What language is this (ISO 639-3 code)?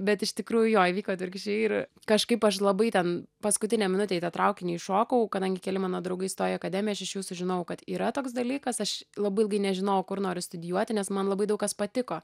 lit